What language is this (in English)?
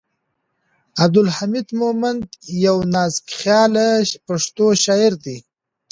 Pashto